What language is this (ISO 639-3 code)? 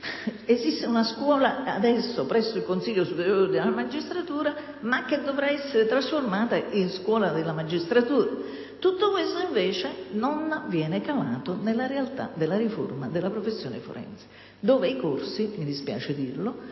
ita